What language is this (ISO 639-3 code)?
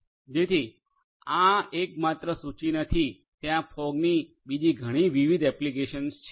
guj